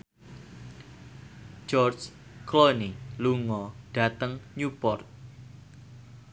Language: Javanese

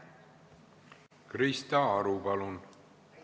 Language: Estonian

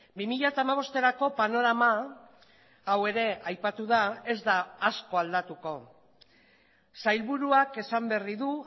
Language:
Basque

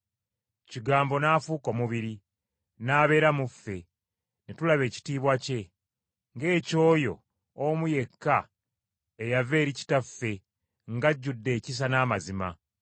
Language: Ganda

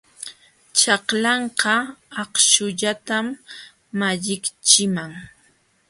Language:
Jauja Wanca Quechua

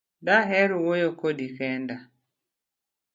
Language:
Luo (Kenya and Tanzania)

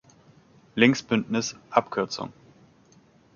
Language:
German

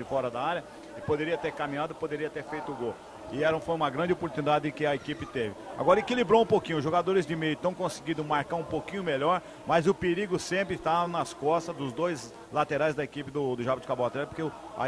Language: Portuguese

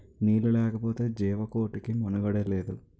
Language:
Telugu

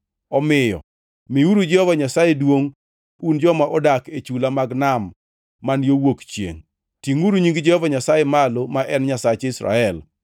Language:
Luo (Kenya and Tanzania)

